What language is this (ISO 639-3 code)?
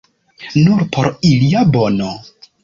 epo